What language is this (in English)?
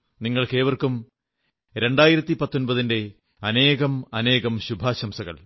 Malayalam